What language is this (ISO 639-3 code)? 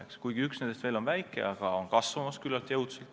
est